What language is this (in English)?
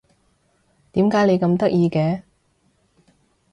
Cantonese